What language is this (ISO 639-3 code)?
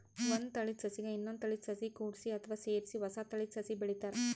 kan